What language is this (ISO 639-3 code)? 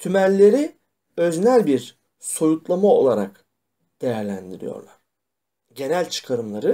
tur